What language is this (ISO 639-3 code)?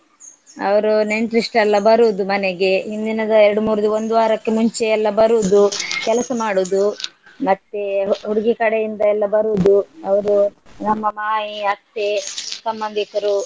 kan